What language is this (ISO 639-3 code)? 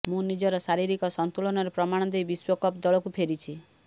ori